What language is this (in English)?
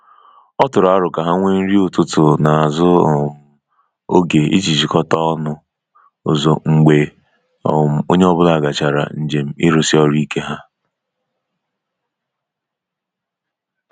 Igbo